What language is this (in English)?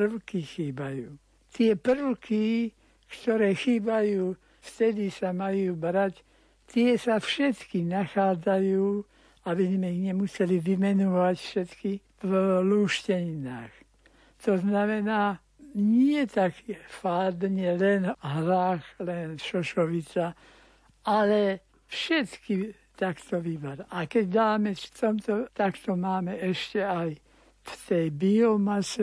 Slovak